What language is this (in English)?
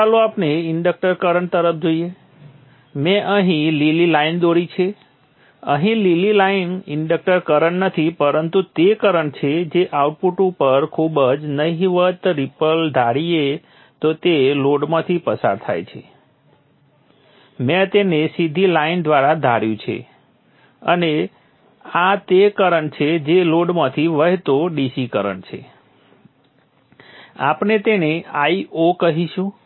Gujarati